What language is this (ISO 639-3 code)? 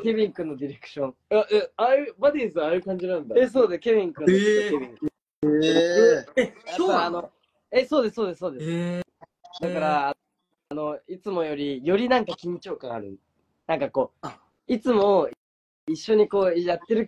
jpn